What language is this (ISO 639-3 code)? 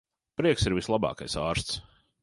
lav